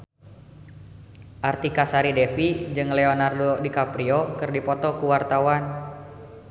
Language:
Sundanese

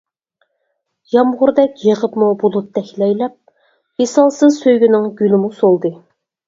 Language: Uyghur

